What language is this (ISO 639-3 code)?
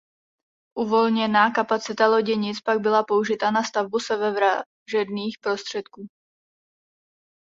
ces